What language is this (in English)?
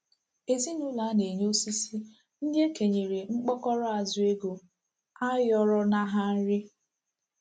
Igbo